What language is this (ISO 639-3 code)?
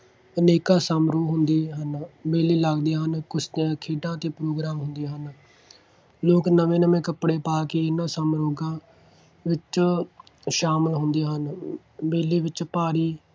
pan